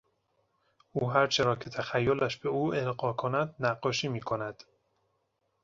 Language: Persian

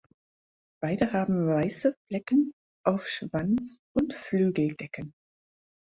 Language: German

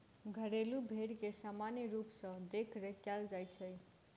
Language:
Maithili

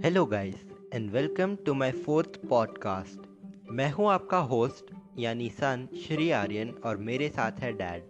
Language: Hindi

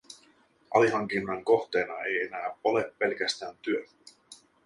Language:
Finnish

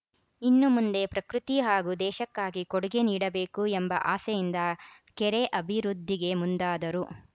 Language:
Kannada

